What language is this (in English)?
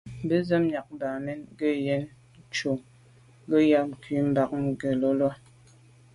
Medumba